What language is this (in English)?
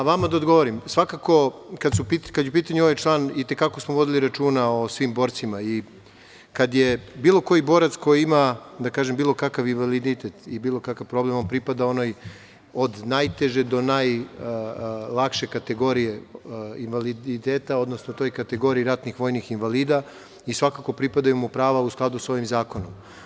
Serbian